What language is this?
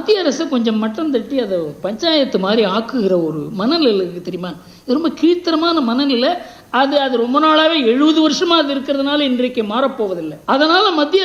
Tamil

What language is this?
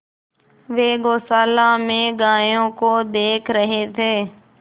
Hindi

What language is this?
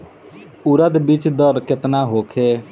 Bhojpuri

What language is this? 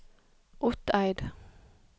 Norwegian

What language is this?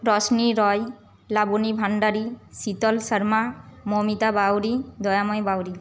Bangla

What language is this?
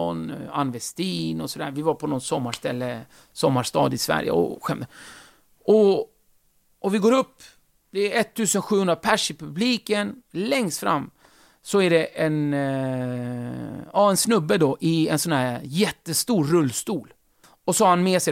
Swedish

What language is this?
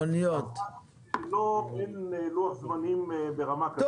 Hebrew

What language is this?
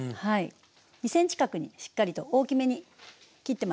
Japanese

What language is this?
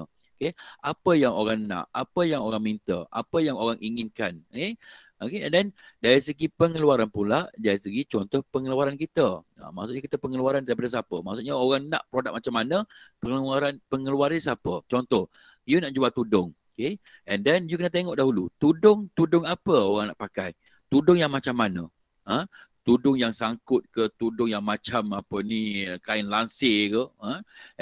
Malay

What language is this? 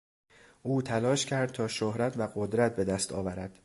Persian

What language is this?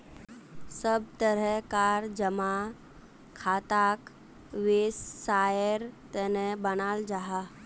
Magahi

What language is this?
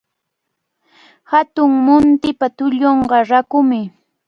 Cajatambo North Lima Quechua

